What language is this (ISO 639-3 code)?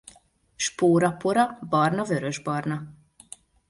hun